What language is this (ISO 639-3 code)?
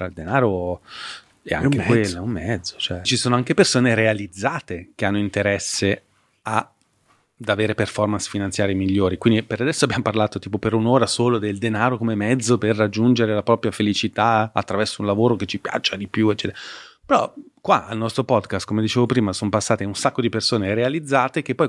ita